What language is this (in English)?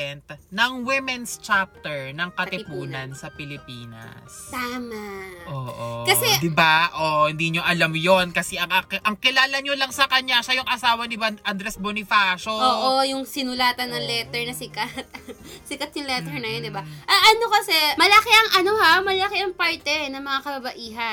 Filipino